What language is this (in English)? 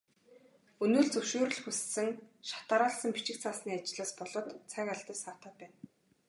Mongolian